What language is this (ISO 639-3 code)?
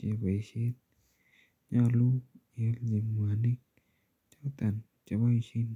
kln